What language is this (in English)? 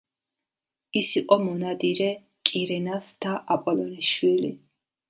Georgian